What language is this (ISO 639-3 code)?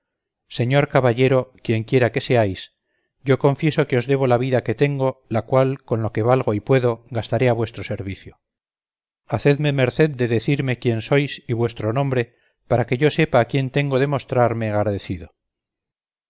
spa